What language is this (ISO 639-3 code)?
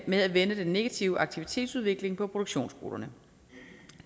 dan